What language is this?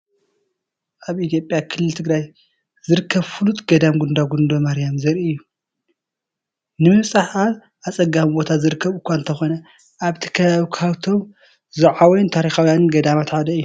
Tigrinya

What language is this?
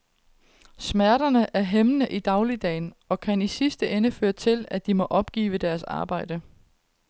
Danish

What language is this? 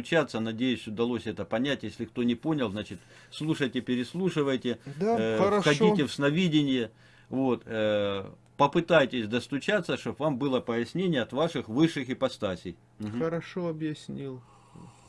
Russian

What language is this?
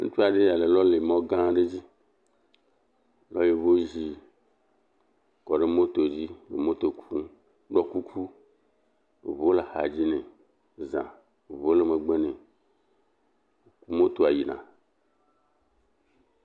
Ewe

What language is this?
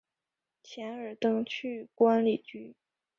Chinese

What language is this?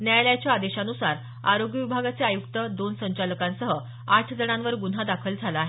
Marathi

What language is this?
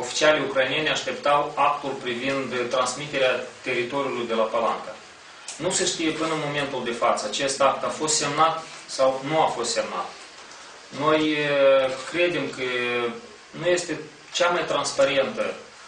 Romanian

